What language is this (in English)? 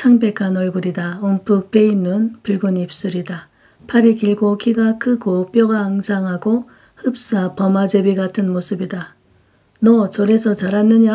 Korean